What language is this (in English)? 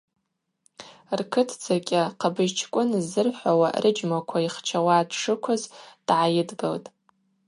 Abaza